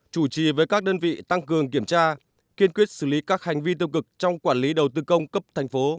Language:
Vietnamese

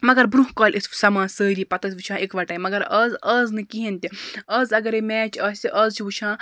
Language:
Kashmiri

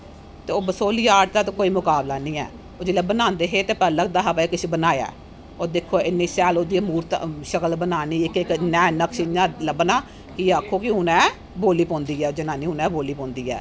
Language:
Dogri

